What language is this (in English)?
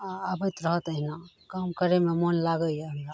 Maithili